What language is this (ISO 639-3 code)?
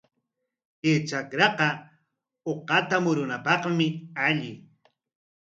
qwa